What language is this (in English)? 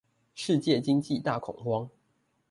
Chinese